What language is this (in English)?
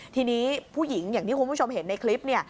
Thai